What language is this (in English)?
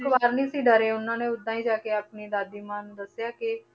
Punjabi